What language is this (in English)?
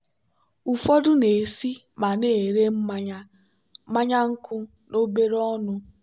Igbo